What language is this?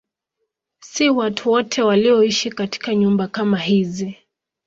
Swahili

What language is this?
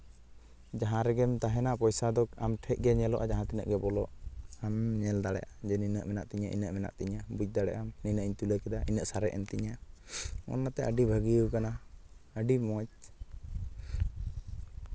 Santali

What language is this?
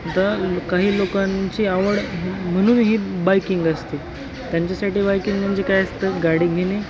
Marathi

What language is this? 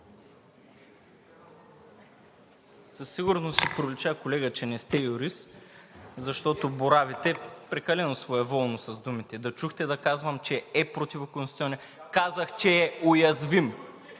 Bulgarian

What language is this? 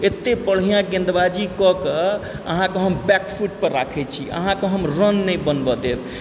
Maithili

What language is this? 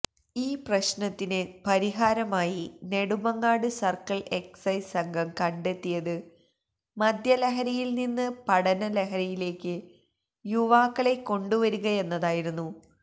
Malayalam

